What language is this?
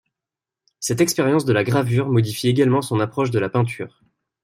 French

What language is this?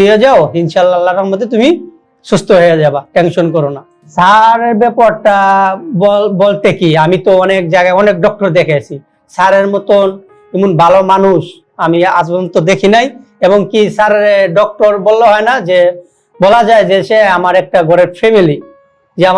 Indonesian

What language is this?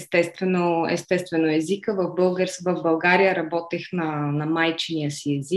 Bulgarian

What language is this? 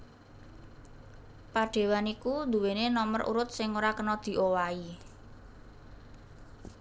Javanese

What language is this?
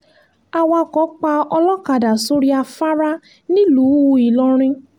Yoruba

